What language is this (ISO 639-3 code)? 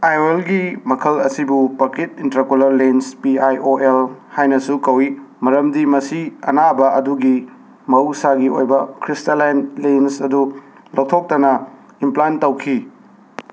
mni